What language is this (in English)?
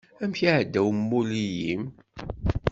Kabyle